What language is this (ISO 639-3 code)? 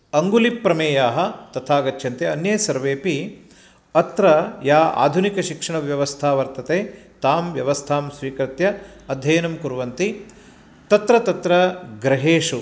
san